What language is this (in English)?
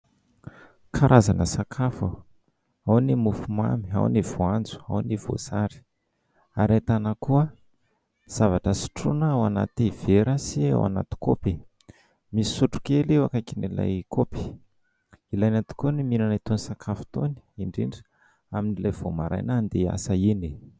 Malagasy